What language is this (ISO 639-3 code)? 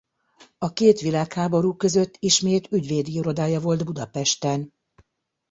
hun